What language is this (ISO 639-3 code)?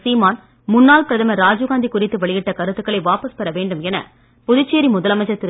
tam